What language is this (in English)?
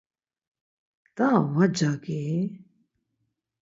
Laz